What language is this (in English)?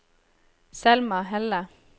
Norwegian